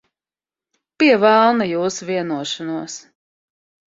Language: Latvian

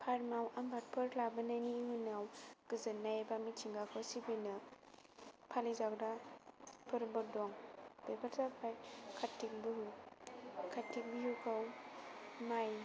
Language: Bodo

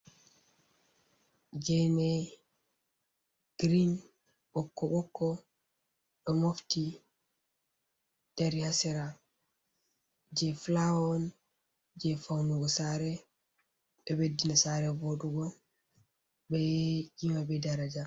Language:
Fula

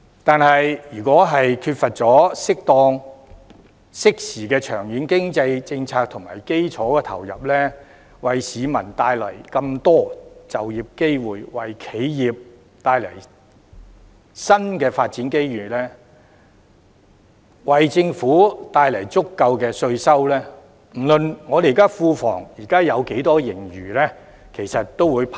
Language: Cantonese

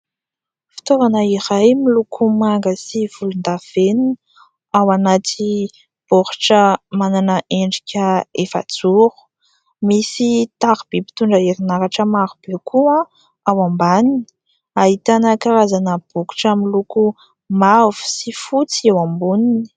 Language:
Malagasy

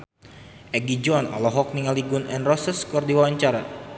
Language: Sundanese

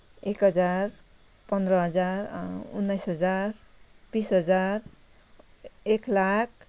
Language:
Nepali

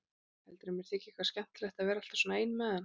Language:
Icelandic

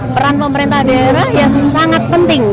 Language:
Indonesian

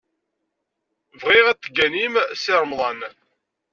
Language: Kabyle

